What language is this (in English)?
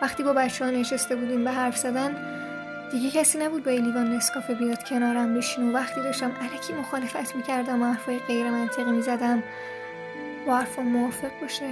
Persian